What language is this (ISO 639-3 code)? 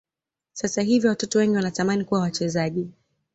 swa